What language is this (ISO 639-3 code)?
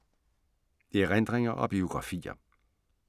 dan